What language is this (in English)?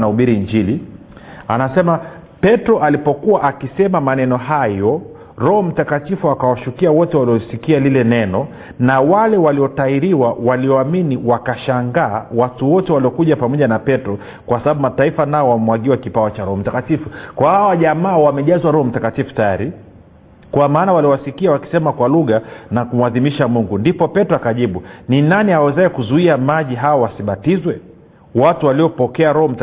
Swahili